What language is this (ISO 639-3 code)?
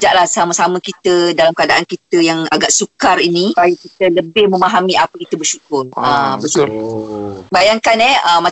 msa